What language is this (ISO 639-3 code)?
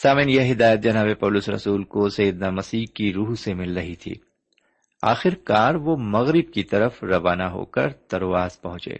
urd